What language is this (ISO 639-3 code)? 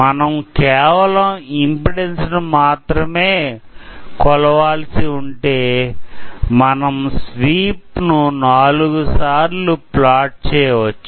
tel